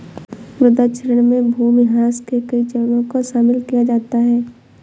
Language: Hindi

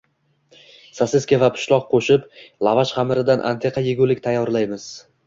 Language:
Uzbek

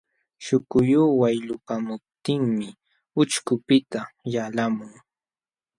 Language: Jauja Wanca Quechua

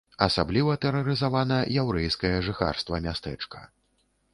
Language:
Belarusian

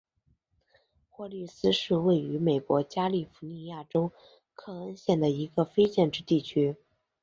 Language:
Chinese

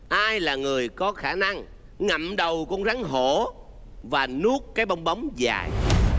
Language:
Vietnamese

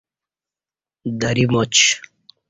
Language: Kati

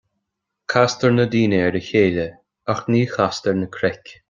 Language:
Irish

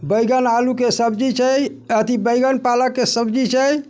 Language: Maithili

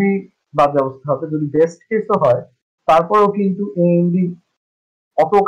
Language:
Bangla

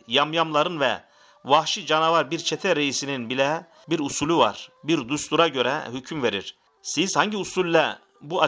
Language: Turkish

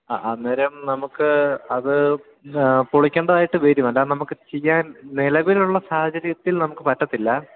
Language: Malayalam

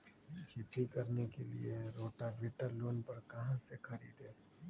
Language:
Magahi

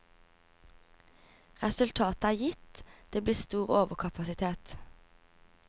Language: Norwegian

